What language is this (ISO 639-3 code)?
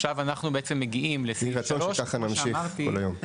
heb